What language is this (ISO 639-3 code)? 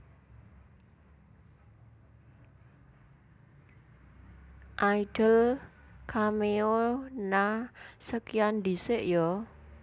jav